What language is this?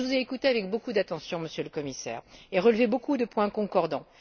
French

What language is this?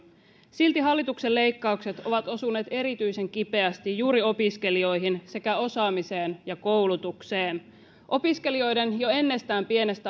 Finnish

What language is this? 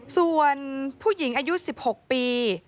Thai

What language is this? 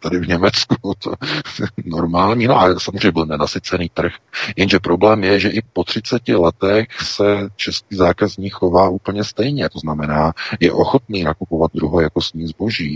Czech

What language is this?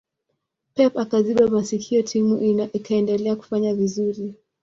Swahili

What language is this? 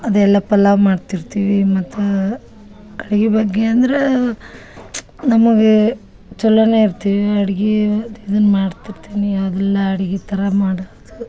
Kannada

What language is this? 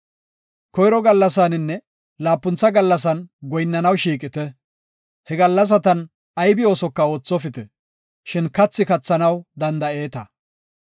Gofa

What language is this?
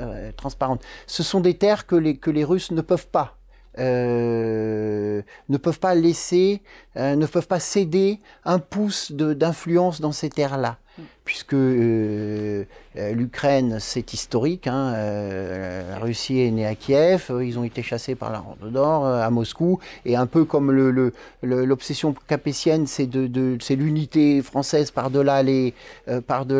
French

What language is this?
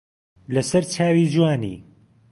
Central Kurdish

